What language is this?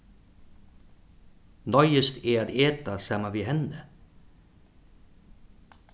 Faroese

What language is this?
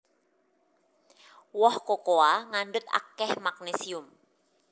Javanese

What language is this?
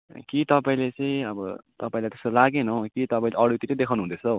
Nepali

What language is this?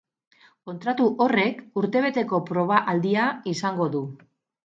Basque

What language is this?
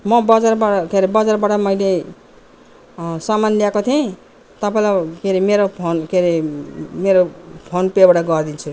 Nepali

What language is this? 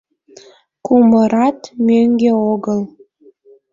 Mari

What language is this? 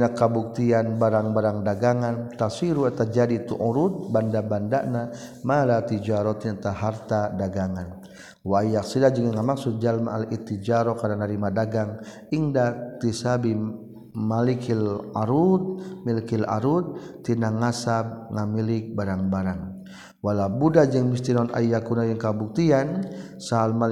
Malay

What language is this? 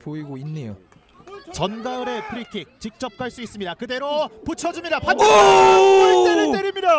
Korean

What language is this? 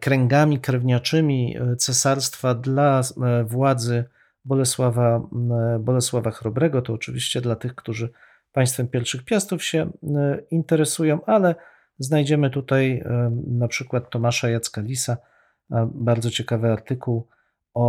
Polish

